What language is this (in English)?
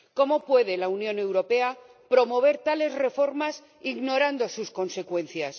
Spanish